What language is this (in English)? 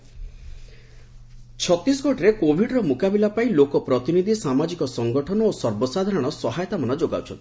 Odia